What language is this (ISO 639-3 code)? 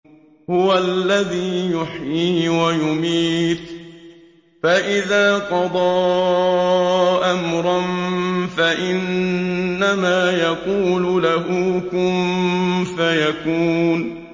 ara